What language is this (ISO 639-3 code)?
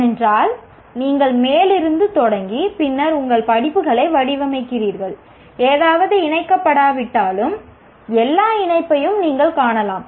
tam